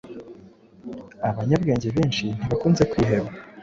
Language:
Kinyarwanda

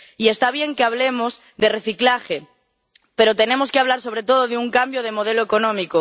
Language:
Spanish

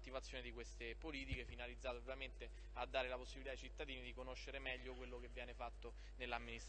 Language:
Italian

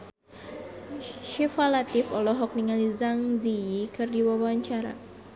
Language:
Sundanese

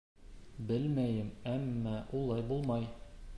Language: Bashkir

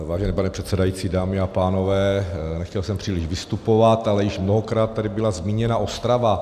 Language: Czech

